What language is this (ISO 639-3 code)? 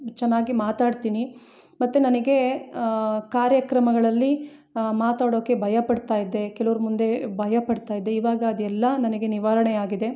kan